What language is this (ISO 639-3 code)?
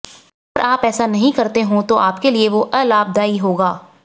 hin